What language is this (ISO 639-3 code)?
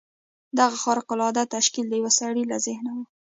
pus